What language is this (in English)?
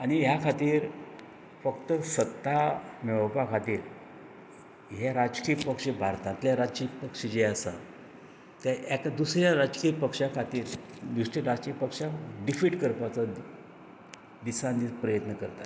Konkani